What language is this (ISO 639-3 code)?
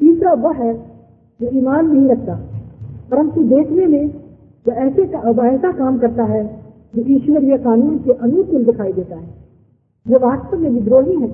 hin